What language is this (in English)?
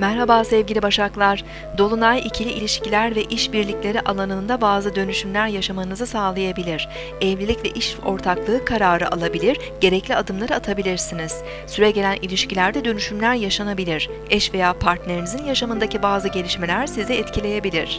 Turkish